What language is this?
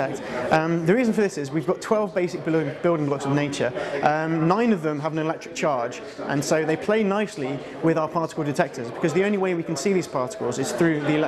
English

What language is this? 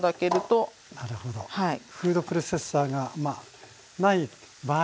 Japanese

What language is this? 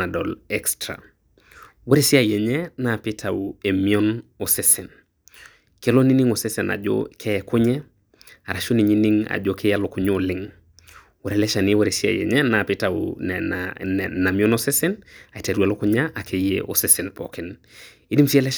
Masai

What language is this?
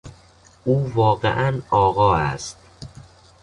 Persian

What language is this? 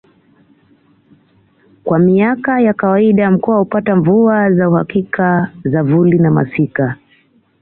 Swahili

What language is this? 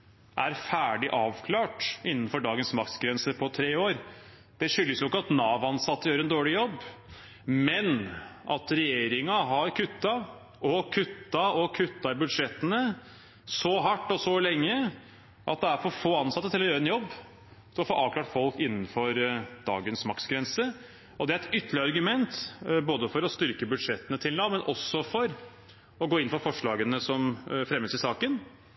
Norwegian Bokmål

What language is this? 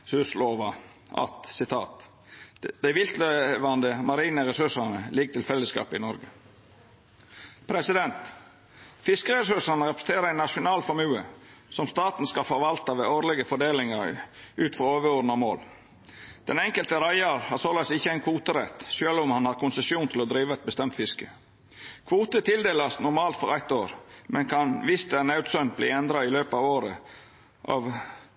Norwegian Nynorsk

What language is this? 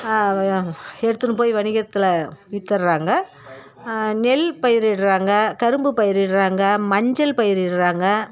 Tamil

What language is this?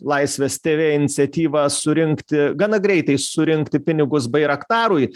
Lithuanian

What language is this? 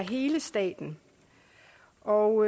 Danish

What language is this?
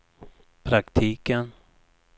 Swedish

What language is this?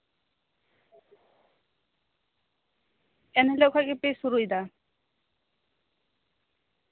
Santali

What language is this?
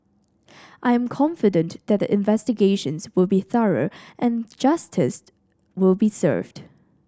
English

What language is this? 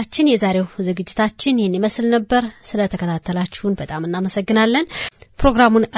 Amharic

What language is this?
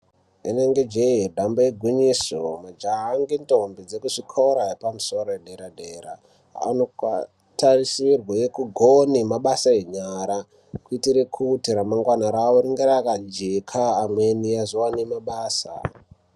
Ndau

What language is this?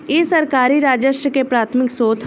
Bhojpuri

